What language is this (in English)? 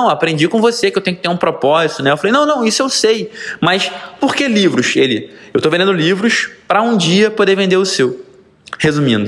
Portuguese